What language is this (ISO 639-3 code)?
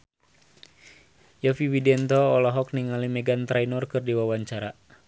sun